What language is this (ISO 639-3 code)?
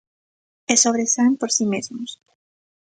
glg